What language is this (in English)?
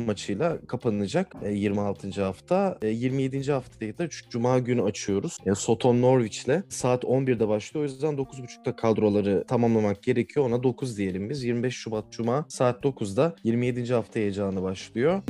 Turkish